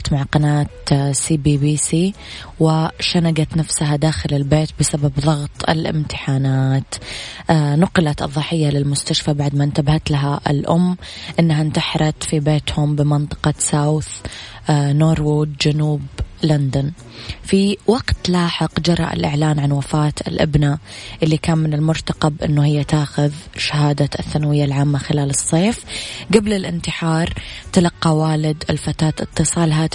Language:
Arabic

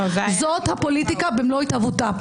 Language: Hebrew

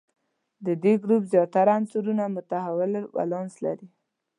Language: Pashto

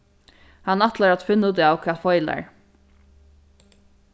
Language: Faroese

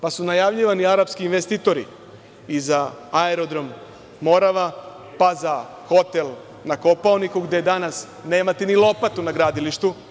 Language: Serbian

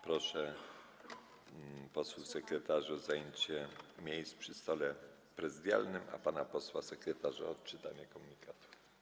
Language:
Polish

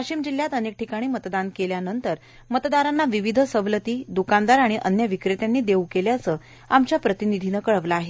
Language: Marathi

